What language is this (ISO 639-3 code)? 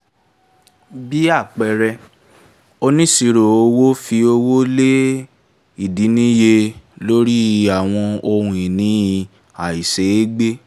yor